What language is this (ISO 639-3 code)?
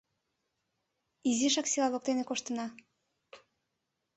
chm